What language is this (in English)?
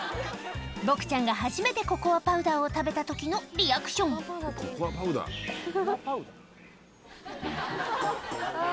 Japanese